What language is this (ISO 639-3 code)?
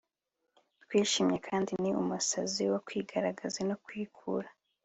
kin